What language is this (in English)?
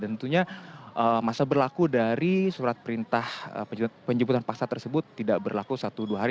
Indonesian